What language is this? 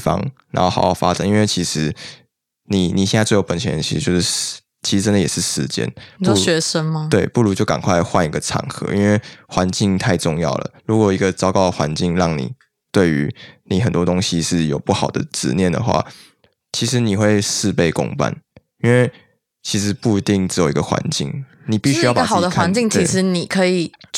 Chinese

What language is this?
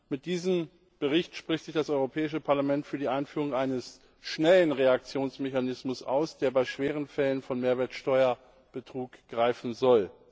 German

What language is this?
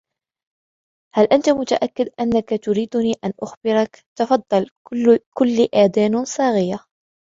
Arabic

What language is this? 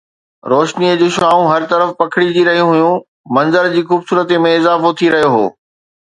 Sindhi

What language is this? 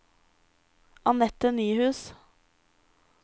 Norwegian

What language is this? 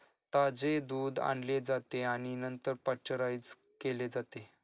Marathi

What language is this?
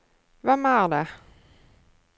Norwegian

